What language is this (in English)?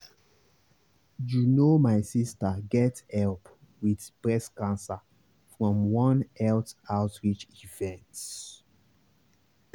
Nigerian Pidgin